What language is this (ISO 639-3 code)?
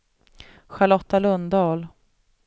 swe